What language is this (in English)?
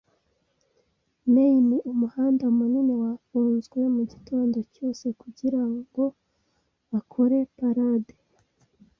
Kinyarwanda